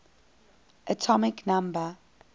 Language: English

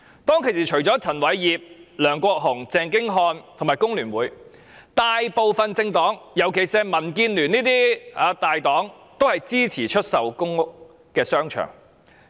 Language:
Cantonese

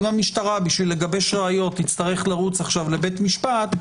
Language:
Hebrew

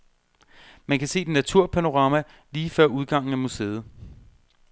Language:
Danish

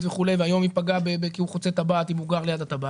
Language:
Hebrew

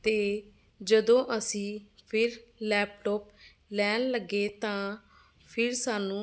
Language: Punjabi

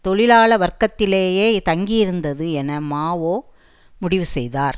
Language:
Tamil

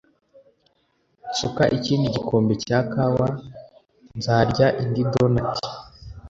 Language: Kinyarwanda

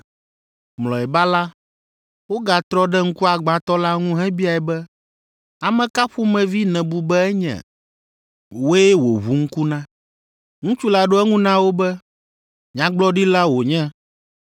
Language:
Ewe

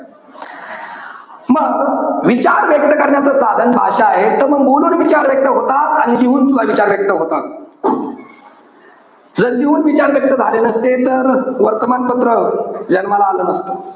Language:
Marathi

